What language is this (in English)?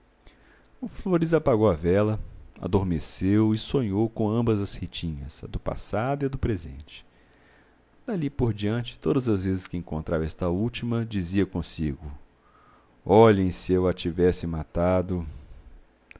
Portuguese